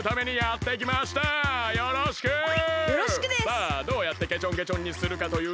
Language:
Japanese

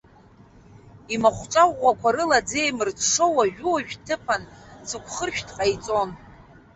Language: Abkhazian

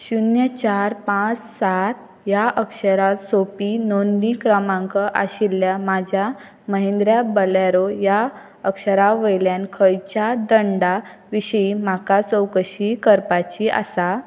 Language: Konkani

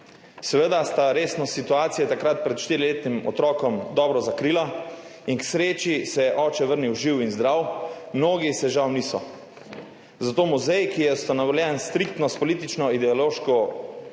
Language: Slovenian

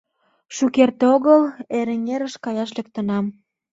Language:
Mari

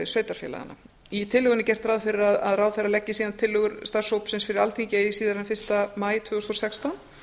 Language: Icelandic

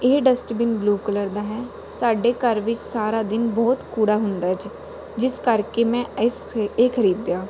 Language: Punjabi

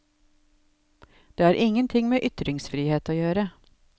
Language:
Norwegian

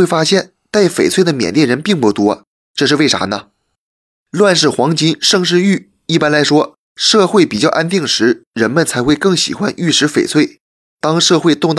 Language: Chinese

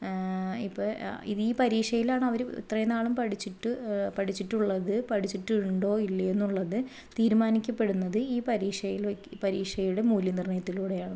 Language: Malayalam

